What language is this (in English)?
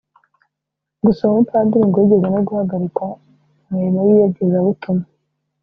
Kinyarwanda